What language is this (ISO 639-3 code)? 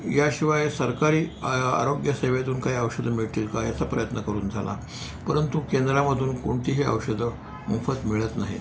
mar